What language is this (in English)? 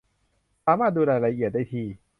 Thai